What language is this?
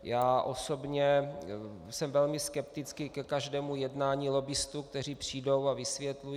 Czech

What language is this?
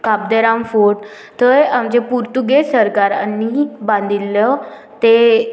Konkani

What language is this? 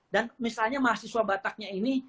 Indonesian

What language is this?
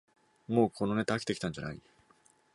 Japanese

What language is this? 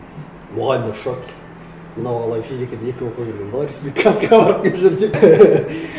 Kazakh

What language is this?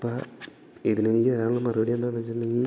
Malayalam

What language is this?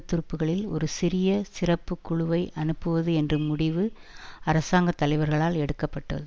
Tamil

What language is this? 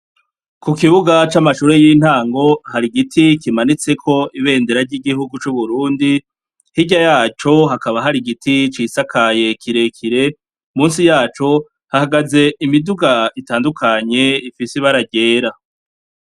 Rundi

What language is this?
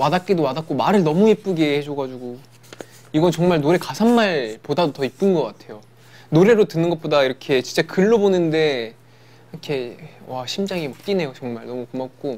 Korean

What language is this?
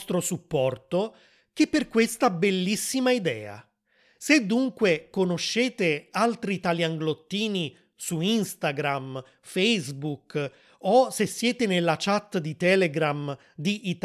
Italian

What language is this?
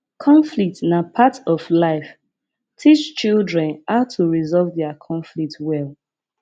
Nigerian Pidgin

